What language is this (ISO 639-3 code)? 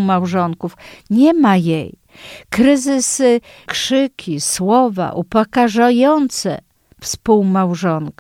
pol